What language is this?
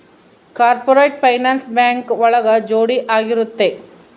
Kannada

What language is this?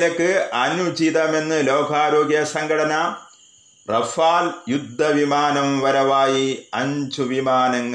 Malayalam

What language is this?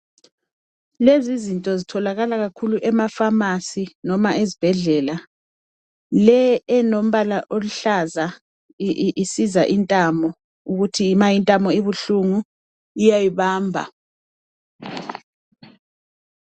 North Ndebele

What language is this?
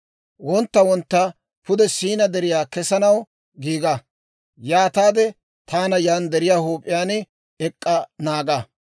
Dawro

